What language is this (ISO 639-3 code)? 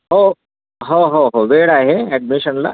mar